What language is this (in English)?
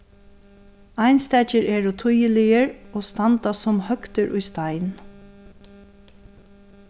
Faroese